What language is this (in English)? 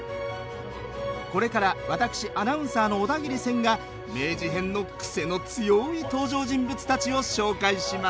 Japanese